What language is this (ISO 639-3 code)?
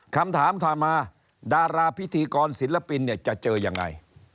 tha